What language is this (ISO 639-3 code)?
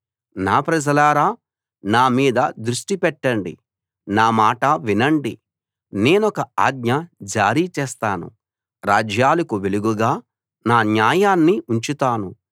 tel